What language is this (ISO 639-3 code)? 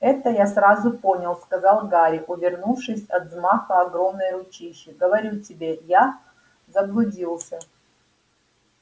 rus